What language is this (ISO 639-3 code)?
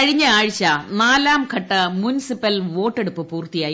mal